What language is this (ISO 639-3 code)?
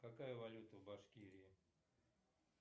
rus